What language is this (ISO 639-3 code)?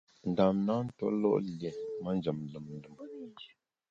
bax